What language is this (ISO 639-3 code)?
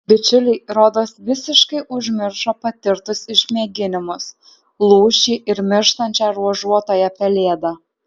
lit